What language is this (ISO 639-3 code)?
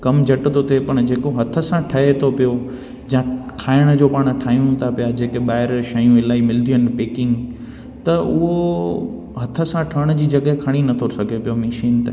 snd